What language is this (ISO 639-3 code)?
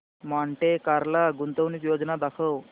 mar